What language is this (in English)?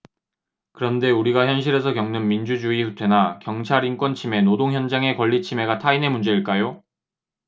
Korean